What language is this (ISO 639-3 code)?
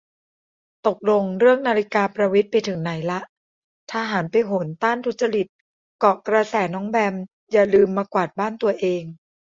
tha